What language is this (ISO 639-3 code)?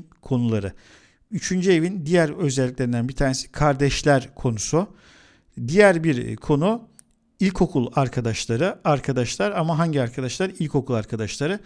tur